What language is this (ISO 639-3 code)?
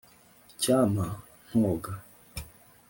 kin